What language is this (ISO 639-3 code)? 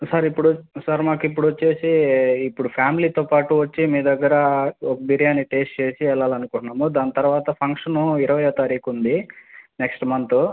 tel